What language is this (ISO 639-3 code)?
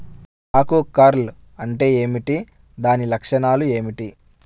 tel